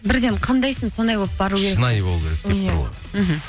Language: Kazakh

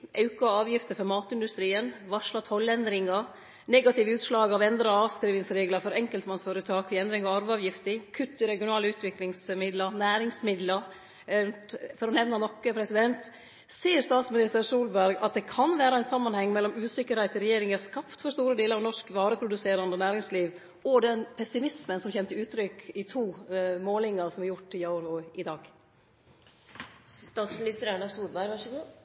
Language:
Norwegian Nynorsk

